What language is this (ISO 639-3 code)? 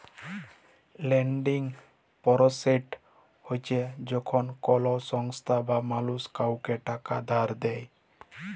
ben